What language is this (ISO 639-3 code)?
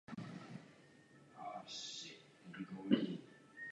ces